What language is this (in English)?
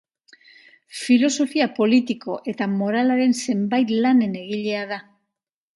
Basque